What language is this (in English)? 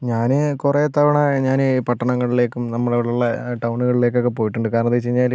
Malayalam